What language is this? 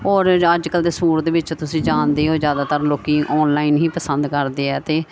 Punjabi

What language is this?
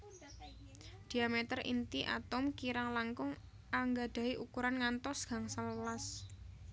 Javanese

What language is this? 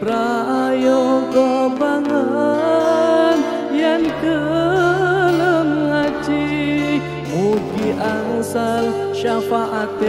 Indonesian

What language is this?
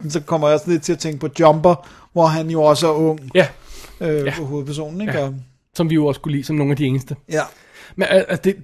Danish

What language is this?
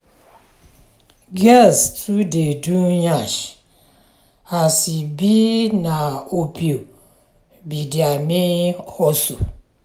Nigerian Pidgin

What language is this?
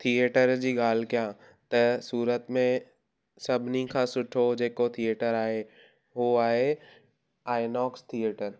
Sindhi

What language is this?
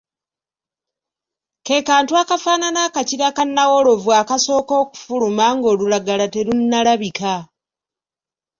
Ganda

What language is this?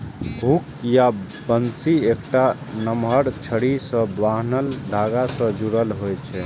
Maithili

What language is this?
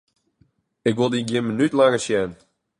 Western Frisian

